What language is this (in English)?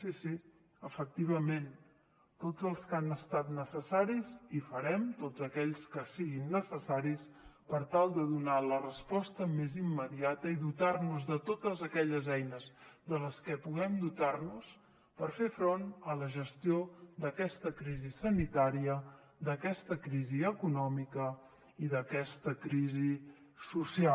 Catalan